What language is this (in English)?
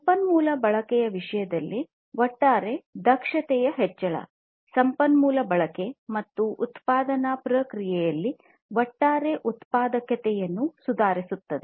Kannada